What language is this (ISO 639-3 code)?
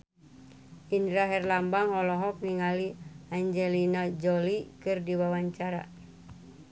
sun